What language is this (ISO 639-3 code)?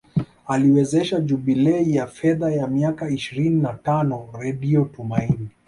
swa